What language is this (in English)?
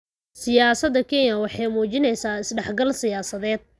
Somali